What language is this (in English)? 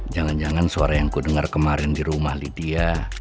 Indonesian